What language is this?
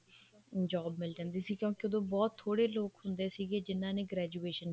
Punjabi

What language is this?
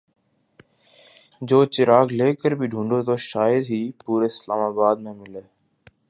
Urdu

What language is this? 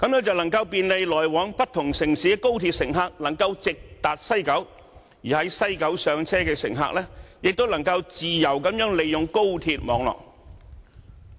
Cantonese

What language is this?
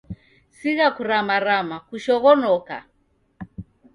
Taita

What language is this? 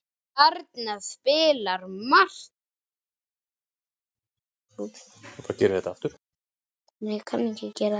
Icelandic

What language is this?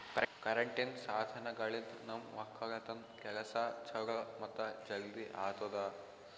Kannada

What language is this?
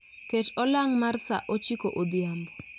Luo (Kenya and Tanzania)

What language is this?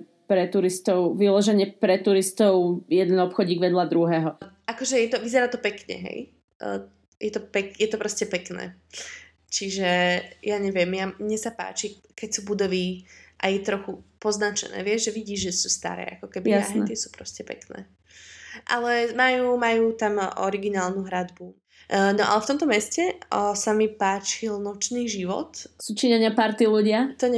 Slovak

